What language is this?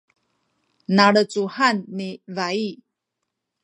Sakizaya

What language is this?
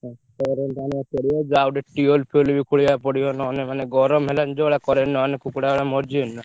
Odia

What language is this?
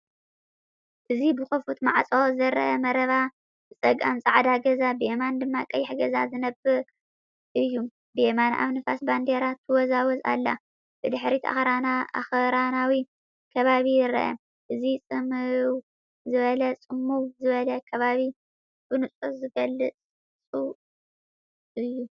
Tigrinya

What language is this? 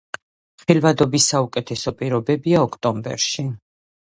Georgian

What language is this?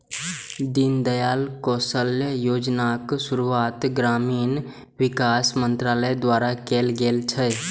Maithili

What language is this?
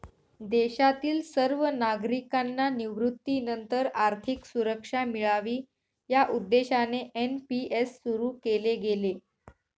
Marathi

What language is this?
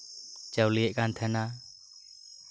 Santali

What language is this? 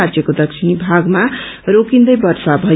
Nepali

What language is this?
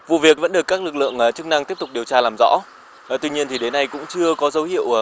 Vietnamese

